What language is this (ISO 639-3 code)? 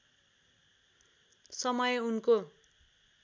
nep